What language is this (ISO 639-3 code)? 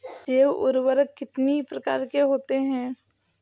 hin